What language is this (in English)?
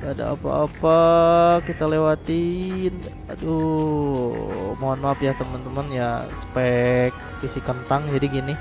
Indonesian